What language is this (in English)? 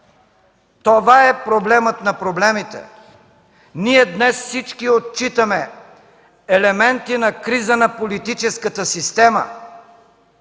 Bulgarian